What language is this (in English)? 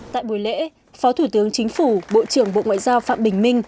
Vietnamese